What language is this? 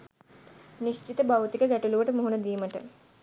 Sinhala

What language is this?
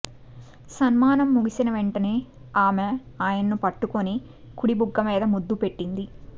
Telugu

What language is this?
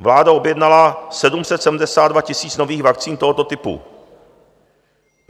Czech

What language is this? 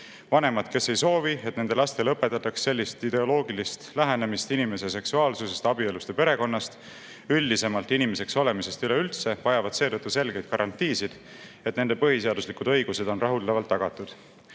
Estonian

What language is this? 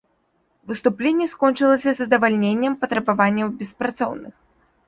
Belarusian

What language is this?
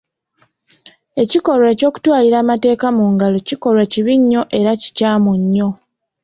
Ganda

